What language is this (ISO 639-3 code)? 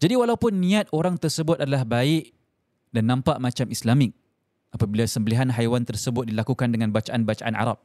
msa